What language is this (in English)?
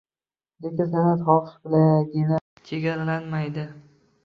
Uzbek